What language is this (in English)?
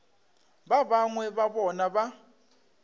Northern Sotho